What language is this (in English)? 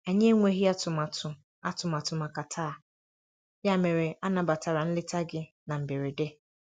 Igbo